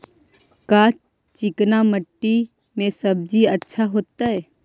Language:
Magahi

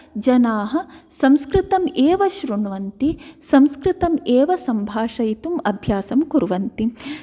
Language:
Sanskrit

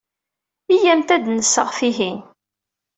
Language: Kabyle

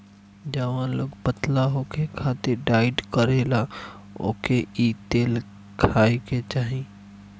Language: Bhojpuri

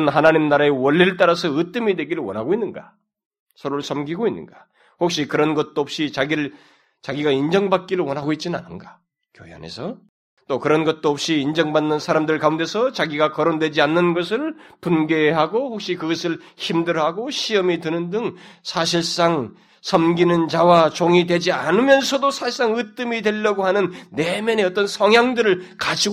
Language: Korean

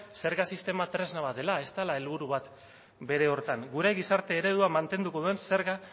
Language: Basque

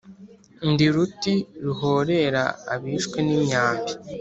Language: Kinyarwanda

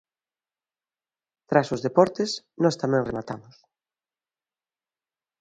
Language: Galician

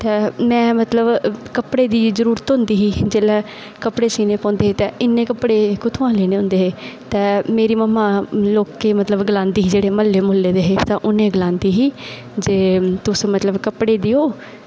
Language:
Dogri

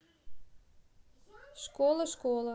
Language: Russian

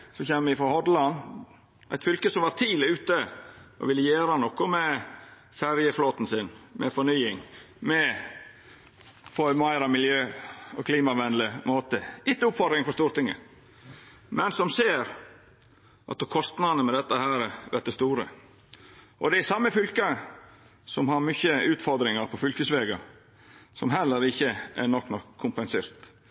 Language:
Norwegian Nynorsk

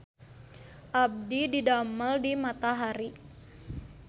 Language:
Sundanese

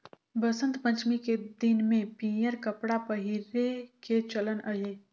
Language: Chhattisgarhi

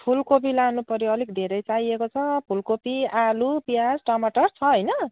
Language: Nepali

